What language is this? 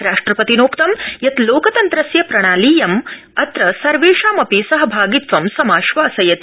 Sanskrit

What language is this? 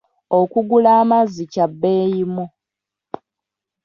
Ganda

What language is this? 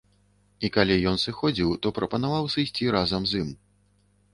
Belarusian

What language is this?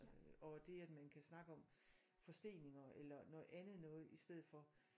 Danish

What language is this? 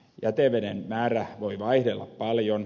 Finnish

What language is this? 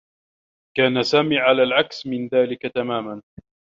Arabic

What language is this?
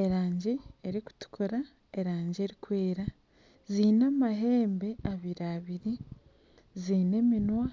Nyankole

